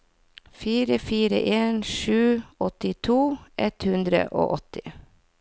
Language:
Norwegian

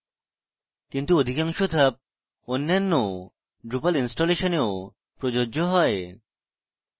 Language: Bangla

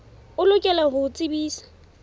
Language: Southern Sotho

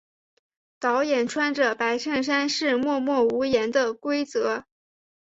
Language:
Chinese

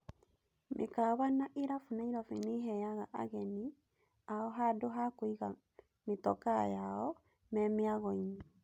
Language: Kikuyu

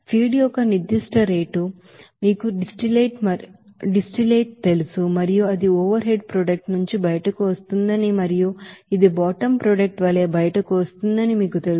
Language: Telugu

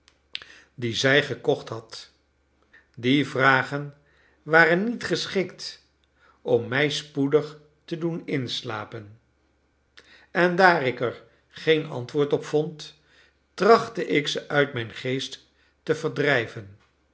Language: Dutch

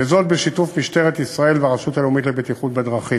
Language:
Hebrew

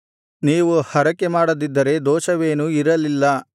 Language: Kannada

